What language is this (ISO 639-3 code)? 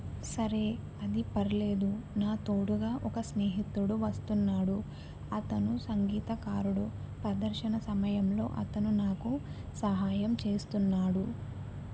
tel